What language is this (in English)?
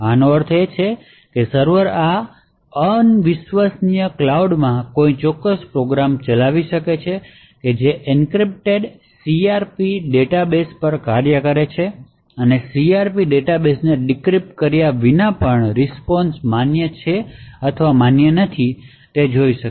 Gujarati